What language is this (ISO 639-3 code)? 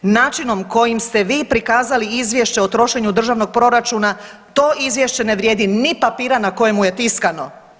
hrv